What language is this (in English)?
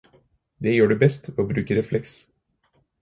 Norwegian Bokmål